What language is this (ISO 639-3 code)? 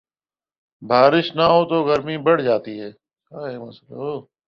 urd